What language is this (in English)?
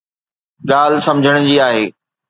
Sindhi